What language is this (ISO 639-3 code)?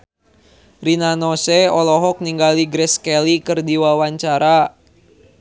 sun